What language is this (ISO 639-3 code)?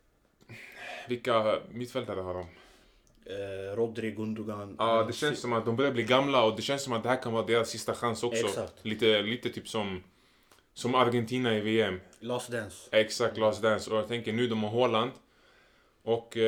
swe